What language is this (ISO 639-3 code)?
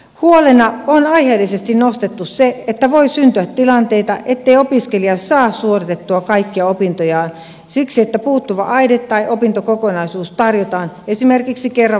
fin